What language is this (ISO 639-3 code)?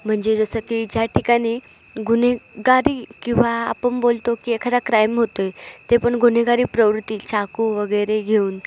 mar